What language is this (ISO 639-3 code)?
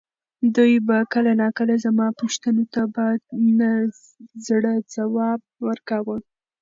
pus